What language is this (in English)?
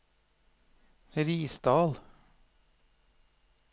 Norwegian